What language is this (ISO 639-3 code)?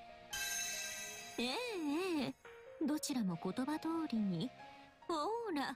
jpn